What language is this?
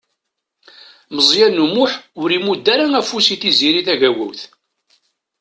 Kabyle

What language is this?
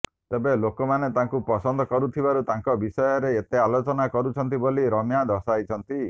Odia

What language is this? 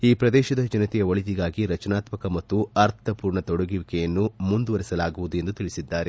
Kannada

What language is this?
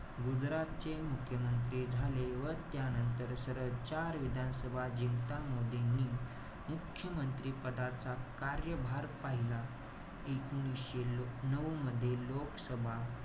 Marathi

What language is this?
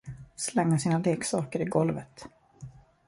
Swedish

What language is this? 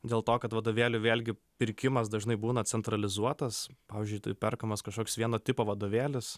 Lithuanian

